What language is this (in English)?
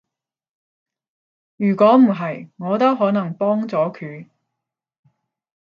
Cantonese